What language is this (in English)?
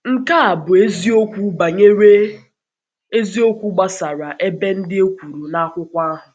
Igbo